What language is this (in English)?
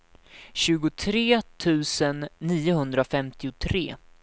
Swedish